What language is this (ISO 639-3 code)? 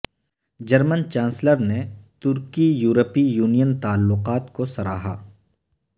urd